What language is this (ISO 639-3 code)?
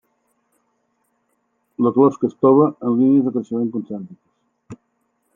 cat